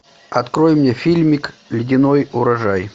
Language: Russian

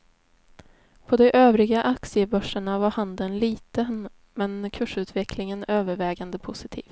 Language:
Swedish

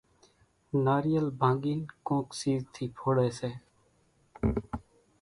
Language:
Kachi Koli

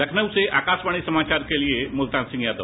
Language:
Hindi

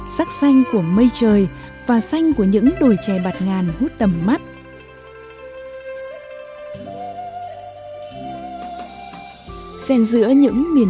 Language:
Vietnamese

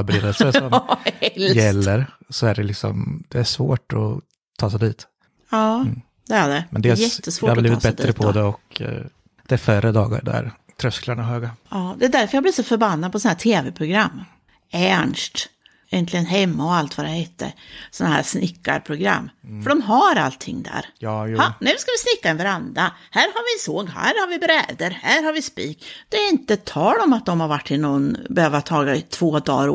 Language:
Swedish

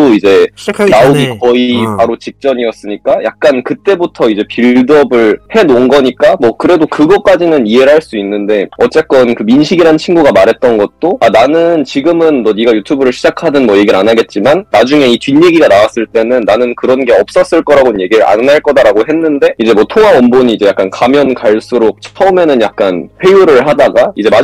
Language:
Korean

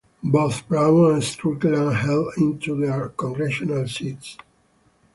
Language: English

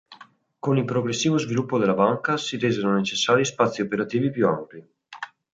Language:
Italian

